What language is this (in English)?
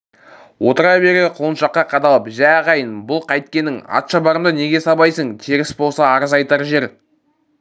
Kazakh